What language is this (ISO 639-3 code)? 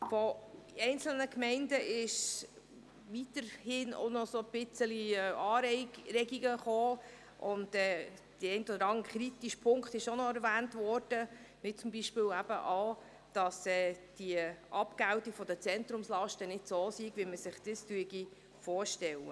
gsw